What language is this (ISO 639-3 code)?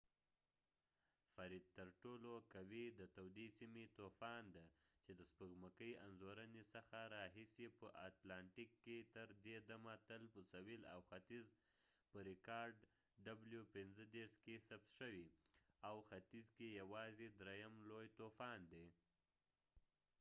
pus